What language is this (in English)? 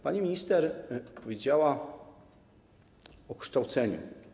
Polish